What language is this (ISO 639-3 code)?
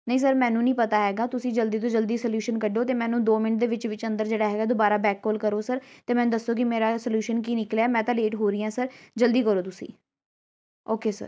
pan